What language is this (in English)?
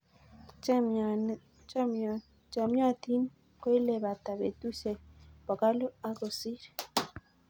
Kalenjin